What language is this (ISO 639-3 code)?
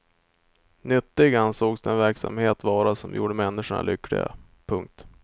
swe